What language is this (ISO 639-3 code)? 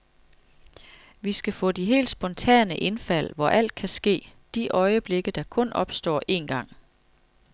dan